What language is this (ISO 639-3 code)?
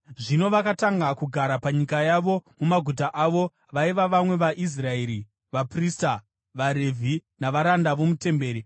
sna